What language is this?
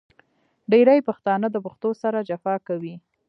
Pashto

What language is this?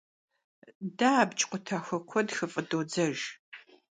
Kabardian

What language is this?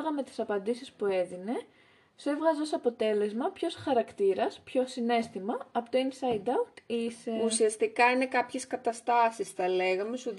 Greek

